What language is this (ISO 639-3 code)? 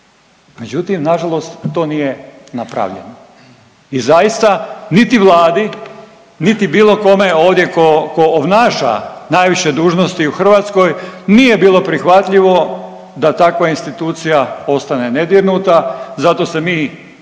hrv